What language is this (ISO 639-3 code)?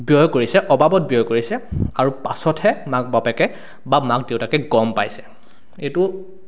asm